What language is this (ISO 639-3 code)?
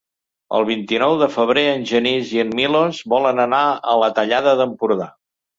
cat